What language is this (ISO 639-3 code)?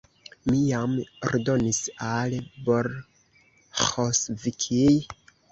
epo